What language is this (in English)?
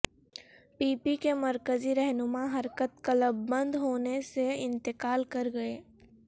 Urdu